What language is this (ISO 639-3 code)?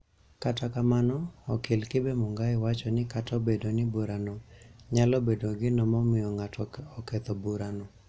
luo